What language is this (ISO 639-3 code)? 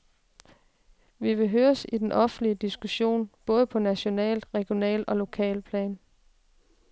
dan